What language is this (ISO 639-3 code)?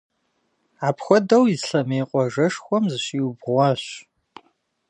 kbd